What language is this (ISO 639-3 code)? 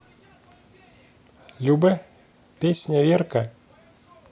rus